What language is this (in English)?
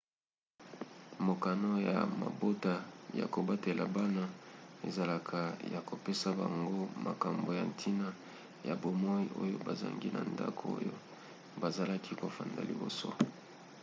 Lingala